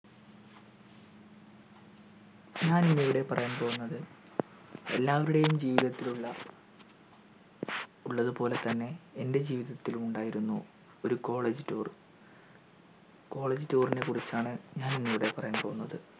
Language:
Malayalam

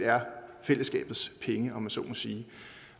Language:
Danish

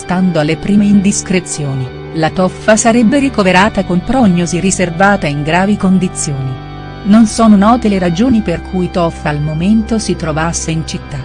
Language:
Italian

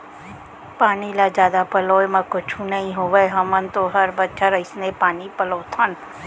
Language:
Chhattisgarhi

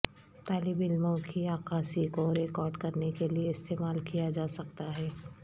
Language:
Urdu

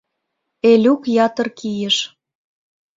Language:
Mari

